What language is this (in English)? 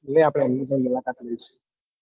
Gujarati